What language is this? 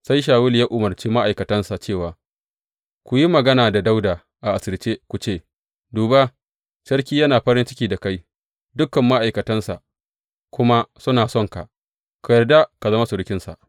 Hausa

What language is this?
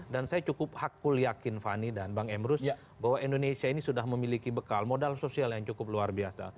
Indonesian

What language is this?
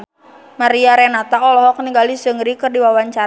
Sundanese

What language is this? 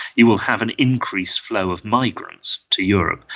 English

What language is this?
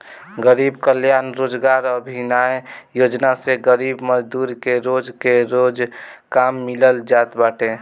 Bhojpuri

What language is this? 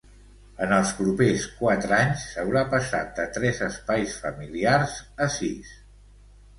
Catalan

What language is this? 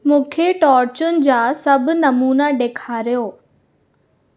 Sindhi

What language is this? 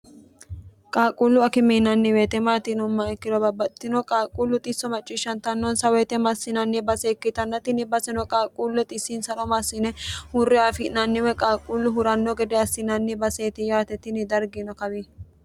Sidamo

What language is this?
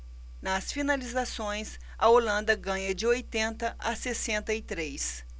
Portuguese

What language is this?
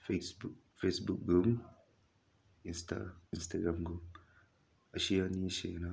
Manipuri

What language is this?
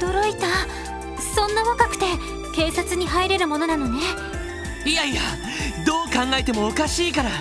Japanese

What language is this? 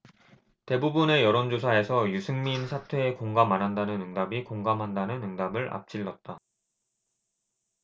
Korean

